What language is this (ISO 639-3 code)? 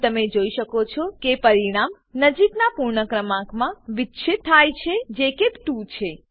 guj